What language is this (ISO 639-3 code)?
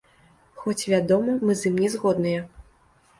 bel